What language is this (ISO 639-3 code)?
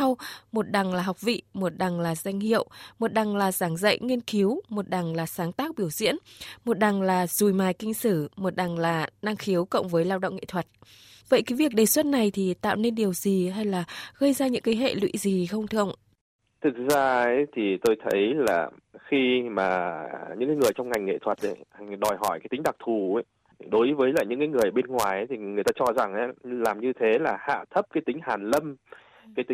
vie